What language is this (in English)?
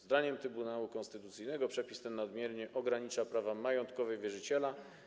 Polish